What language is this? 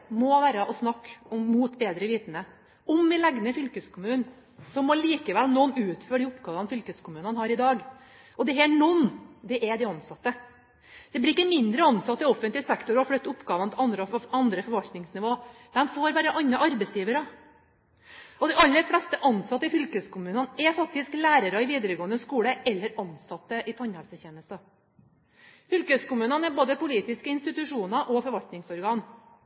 Norwegian Bokmål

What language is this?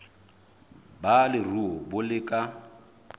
Southern Sotho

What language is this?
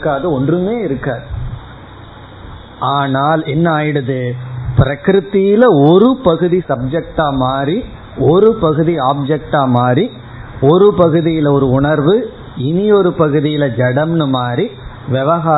Tamil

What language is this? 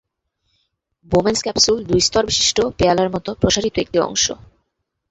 Bangla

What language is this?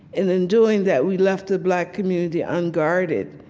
English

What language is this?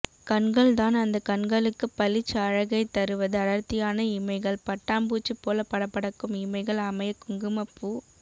Tamil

